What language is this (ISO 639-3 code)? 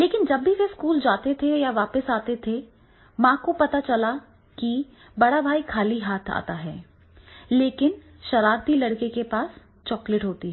hin